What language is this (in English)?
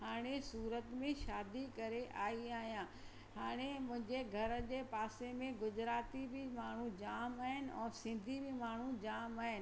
Sindhi